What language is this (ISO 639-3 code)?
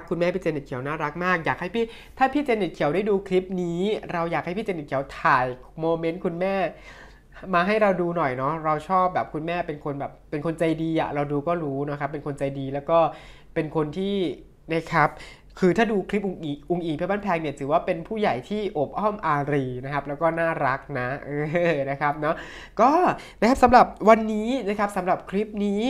tha